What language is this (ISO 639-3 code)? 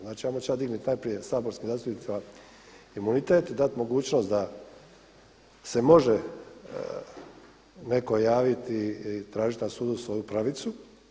hrv